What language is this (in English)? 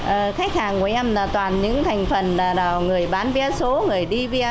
Vietnamese